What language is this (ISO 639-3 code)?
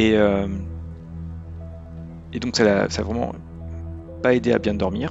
fra